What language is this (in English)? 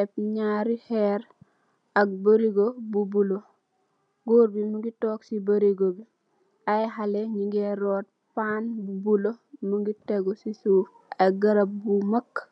Wolof